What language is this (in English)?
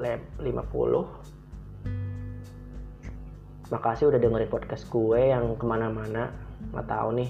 Indonesian